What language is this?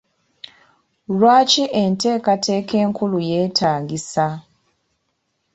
Ganda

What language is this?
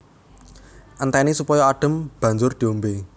Javanese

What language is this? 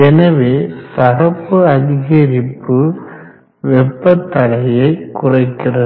Tamil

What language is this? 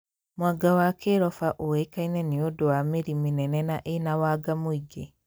Kikuyu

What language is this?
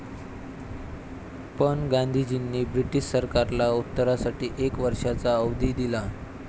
Marathi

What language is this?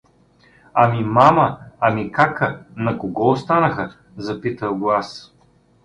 Bulgarian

